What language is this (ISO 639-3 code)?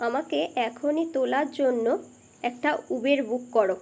ben